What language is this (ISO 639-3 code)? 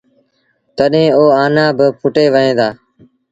sbn